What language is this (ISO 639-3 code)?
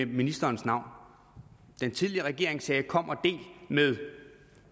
dan